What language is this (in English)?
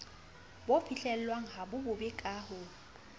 Southern Sotho